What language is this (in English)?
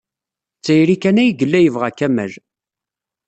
Kabyle